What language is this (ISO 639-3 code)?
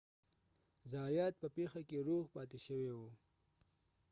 pus